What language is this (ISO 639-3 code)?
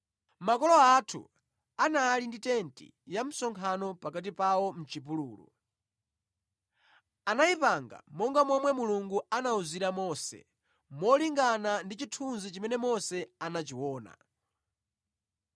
nya